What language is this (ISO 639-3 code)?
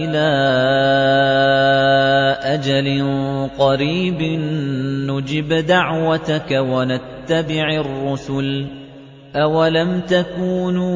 ara